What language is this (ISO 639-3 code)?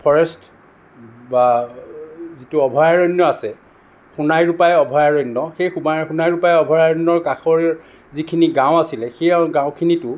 asm